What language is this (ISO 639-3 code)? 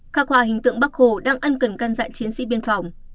vie